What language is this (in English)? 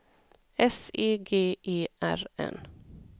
Swedish